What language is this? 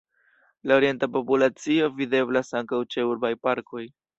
Esperanto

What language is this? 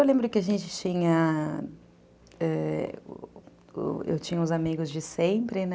Portuguese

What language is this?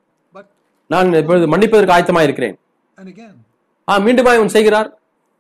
Tamil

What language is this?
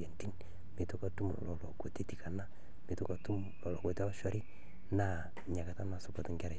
Masai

